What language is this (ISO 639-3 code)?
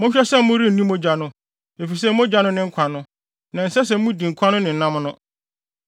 aka